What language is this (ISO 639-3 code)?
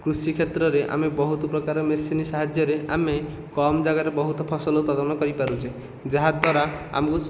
ori